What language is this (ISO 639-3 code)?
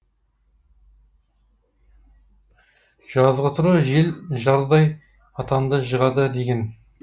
kaz